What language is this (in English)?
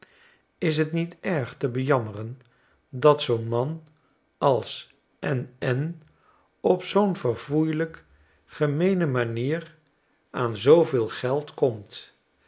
Dutch